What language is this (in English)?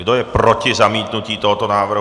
Czech